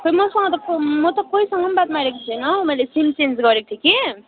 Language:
Nepali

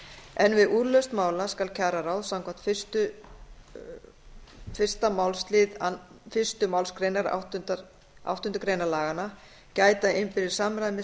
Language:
Icelandic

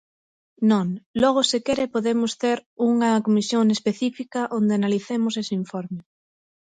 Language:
Galician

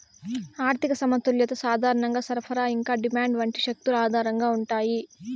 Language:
Telugu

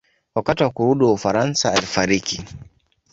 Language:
Swahili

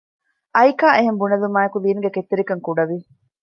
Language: Divehi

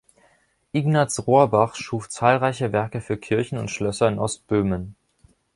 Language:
German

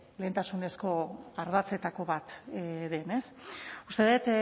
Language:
Basque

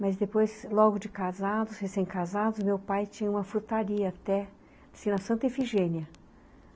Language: Portuguese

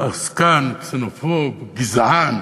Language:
Hebrew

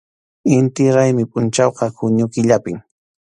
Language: Arequipa-La Unión Quechua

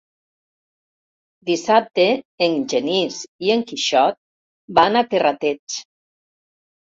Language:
Catalan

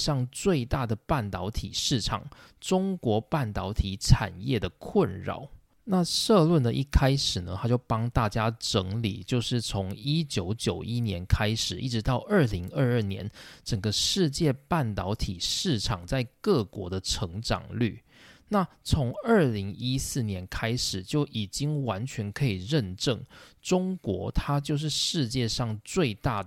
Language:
Chinese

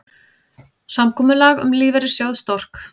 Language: Icelandic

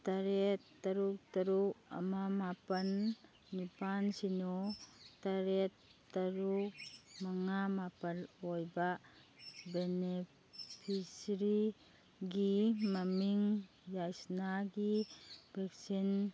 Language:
Manipuri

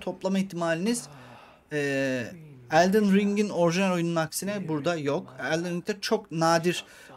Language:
Turkish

